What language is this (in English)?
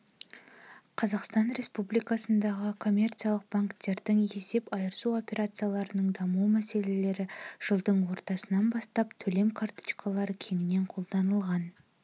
Kazakh